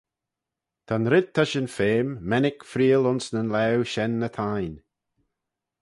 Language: Manx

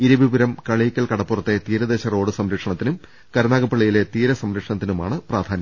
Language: Malayalam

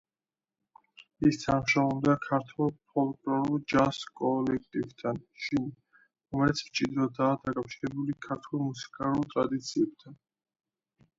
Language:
Georgian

